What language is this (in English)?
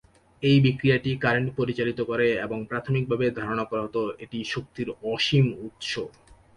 Bangla